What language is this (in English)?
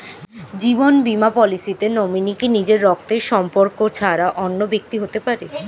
Bangla